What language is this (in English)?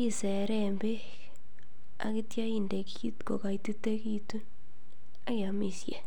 Kalenjin